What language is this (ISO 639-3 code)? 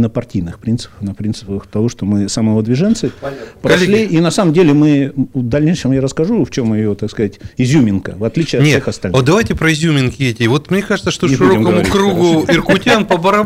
rus